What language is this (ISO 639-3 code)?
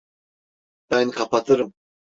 tur